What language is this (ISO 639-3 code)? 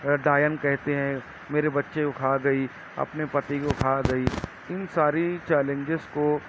urd